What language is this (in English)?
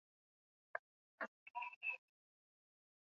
Swahili